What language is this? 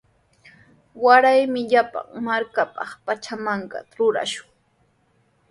Sihuas Ancash Quechua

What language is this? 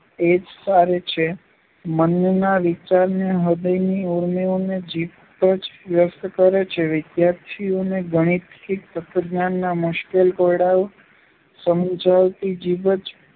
Gujarati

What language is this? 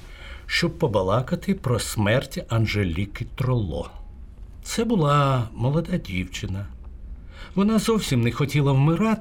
Ukrainian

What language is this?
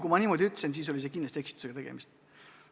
Estonian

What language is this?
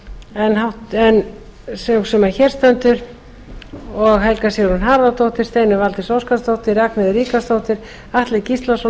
Icelandic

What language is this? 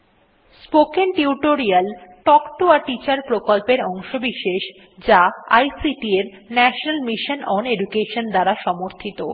Bangla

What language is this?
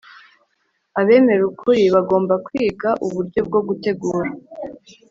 Kinyarwanda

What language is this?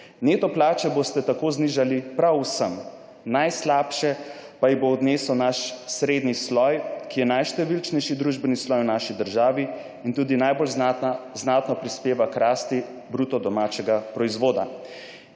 Slovenian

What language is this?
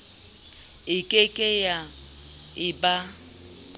Southern Sotho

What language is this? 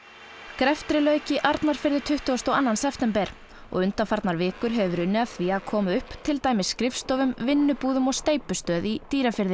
Icelandic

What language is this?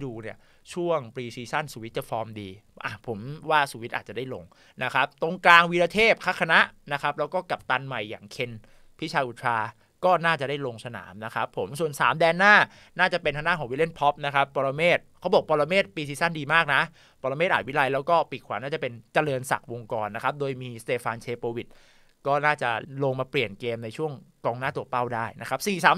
Thai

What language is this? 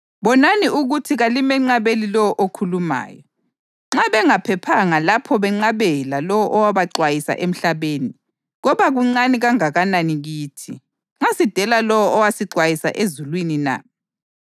North Ndebele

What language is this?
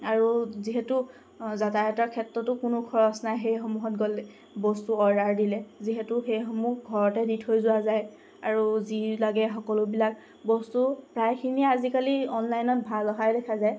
Assamese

